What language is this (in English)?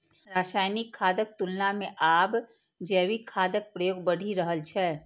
Maithili